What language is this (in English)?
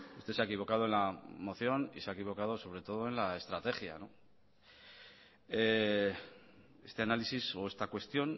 Spanish